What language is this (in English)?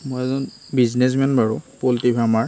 Assamese